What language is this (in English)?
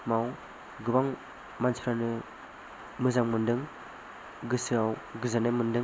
Bodo